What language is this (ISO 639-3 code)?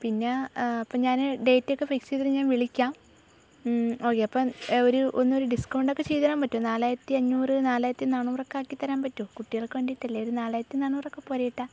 mal